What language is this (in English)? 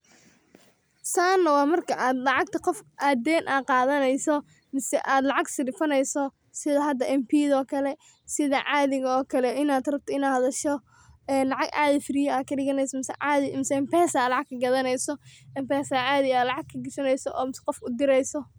Somali